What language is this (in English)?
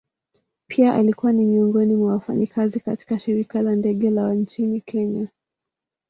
Swahili